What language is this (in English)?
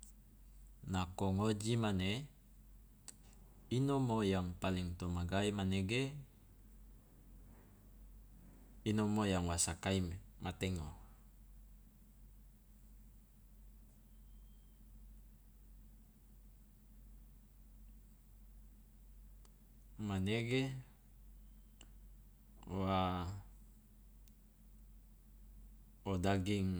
Loloda